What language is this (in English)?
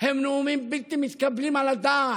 Hebrew